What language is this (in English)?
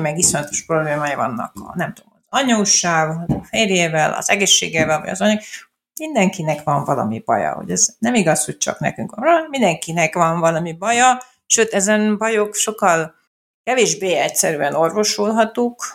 Hungarian